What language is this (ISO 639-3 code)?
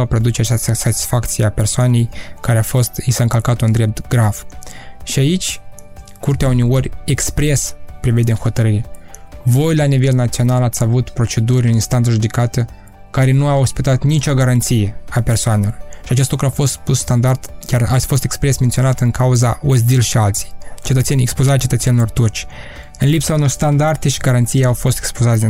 ron